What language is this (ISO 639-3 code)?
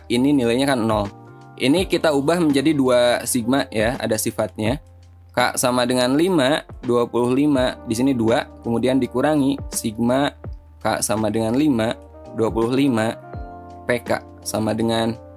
ind